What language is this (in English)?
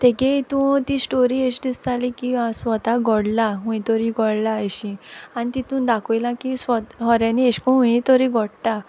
Konkani